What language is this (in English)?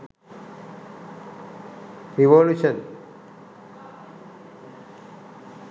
Sinhala